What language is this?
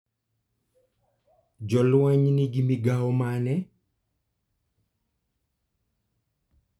Luo (Kenya and Tanzania)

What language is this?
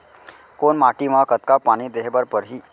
Chhattisgarhi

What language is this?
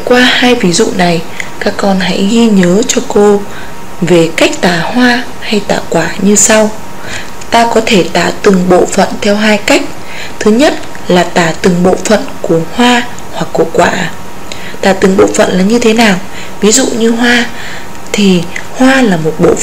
Vietnamese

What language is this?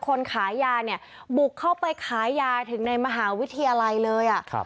Thai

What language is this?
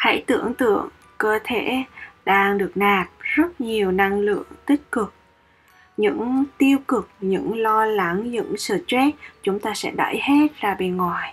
Vietnamese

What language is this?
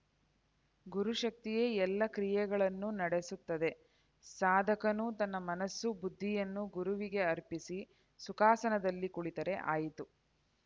Kannada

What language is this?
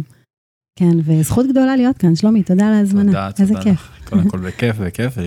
Hebrew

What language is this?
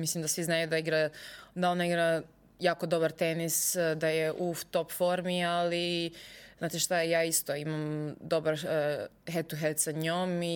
Croatian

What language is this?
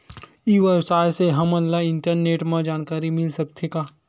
Chhattisgarhi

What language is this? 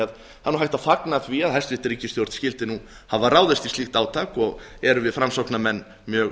Icelandic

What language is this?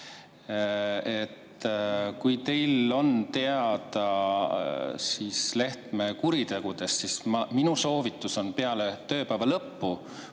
Estonian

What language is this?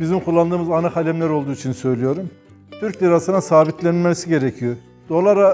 Turkish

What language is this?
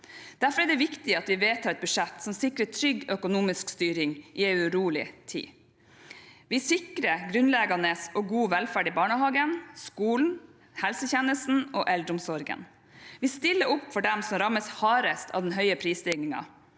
Norwegian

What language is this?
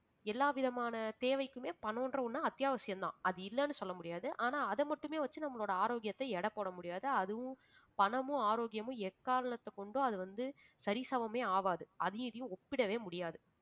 Tamil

